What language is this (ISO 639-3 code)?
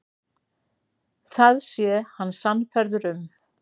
isl